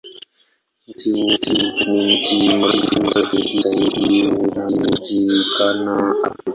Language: Swahili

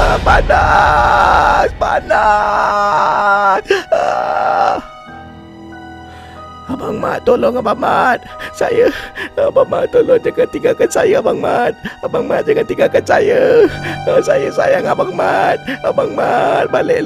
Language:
Malay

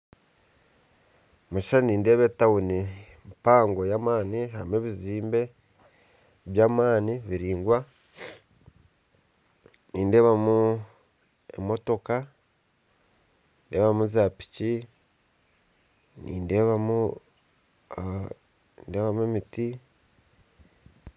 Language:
Nyankole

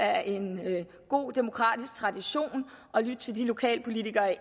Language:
Danish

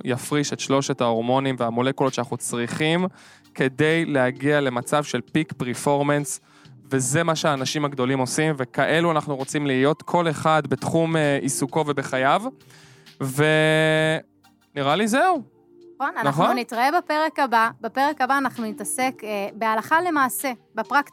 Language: Hebrew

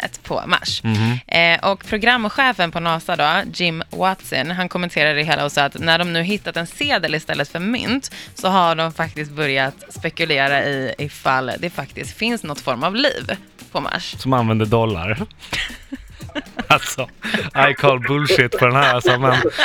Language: Swedish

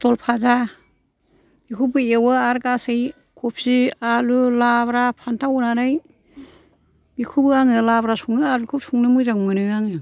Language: Bodo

